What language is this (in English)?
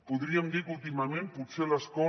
Catalan